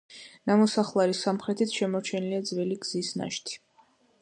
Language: Georgian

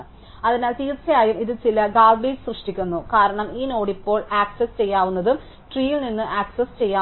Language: Malayalam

